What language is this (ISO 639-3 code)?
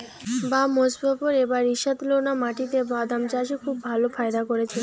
ben